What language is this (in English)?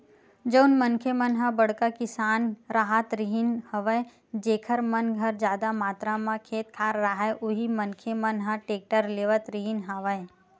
Chhattisgarhi